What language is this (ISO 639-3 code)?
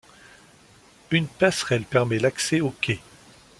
fra